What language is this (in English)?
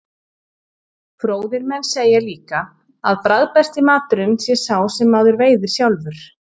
Icelandic